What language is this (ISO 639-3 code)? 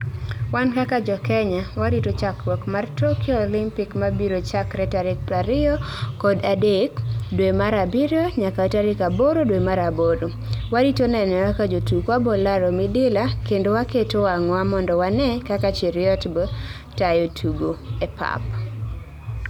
luo